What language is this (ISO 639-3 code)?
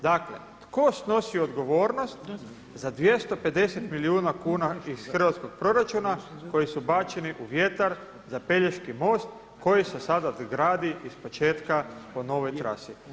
hrv